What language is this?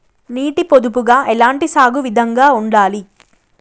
Telugu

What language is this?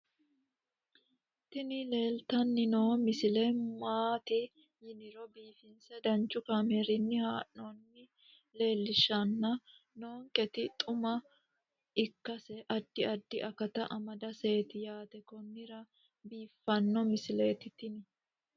Sidamo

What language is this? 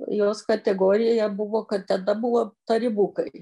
Lithuanian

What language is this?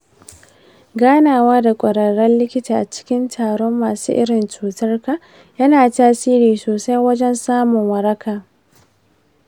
Hausa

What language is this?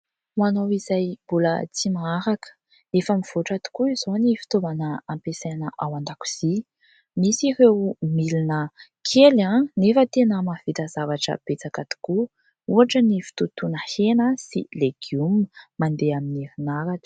Malagasy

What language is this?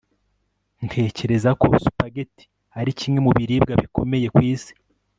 Kinyarwanda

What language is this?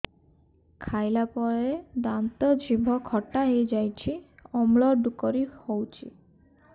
Odia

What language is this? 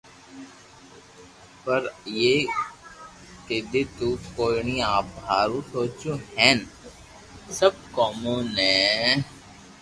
Loarki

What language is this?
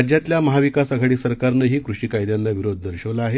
Marathi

